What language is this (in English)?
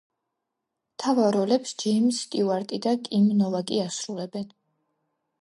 Georgian